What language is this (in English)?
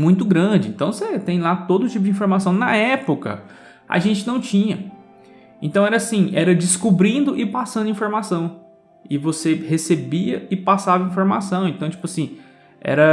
Portuguese